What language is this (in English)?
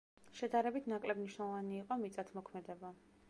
Georgian